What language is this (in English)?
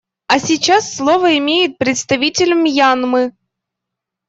Russian